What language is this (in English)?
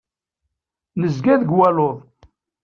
Kabyle